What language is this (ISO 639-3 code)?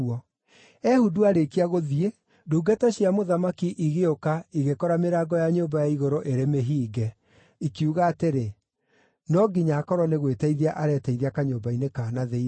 kik